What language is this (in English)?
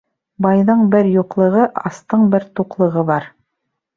Bashkir